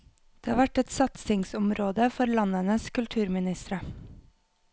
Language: Norwegian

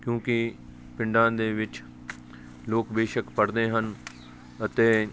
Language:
Punjabi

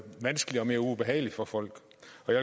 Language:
Danish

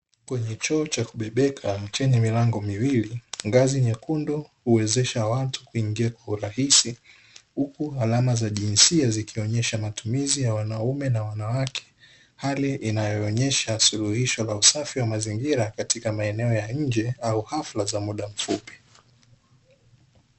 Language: Swahili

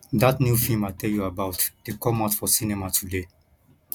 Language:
Nigerian Pidgin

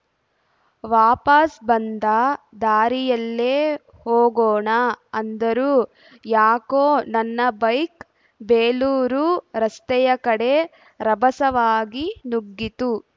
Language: Kannada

